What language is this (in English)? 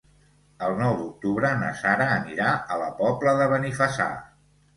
Catalan